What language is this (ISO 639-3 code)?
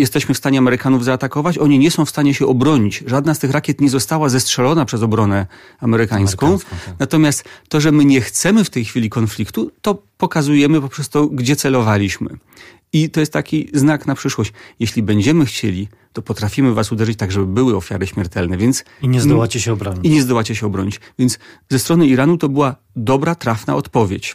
pol